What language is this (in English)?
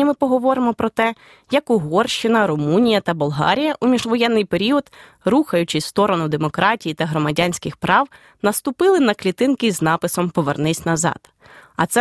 Ukrainian